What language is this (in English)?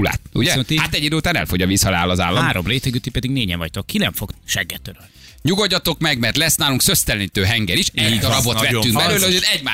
Hungarian